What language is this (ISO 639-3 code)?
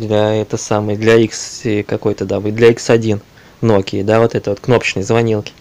rus